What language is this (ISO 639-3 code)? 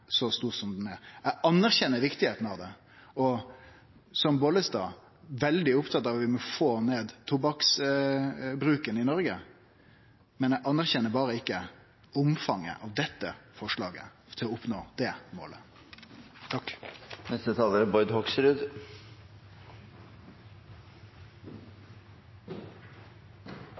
nno